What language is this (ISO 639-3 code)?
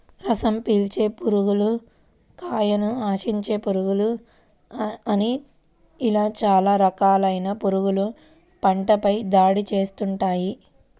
tel